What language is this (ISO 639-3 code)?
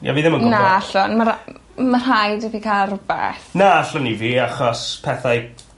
cym